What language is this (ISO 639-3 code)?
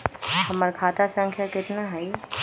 mag